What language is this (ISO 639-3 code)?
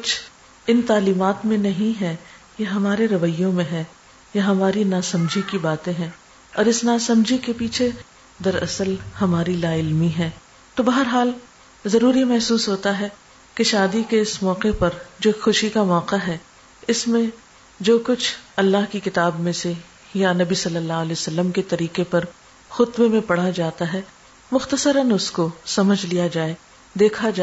urd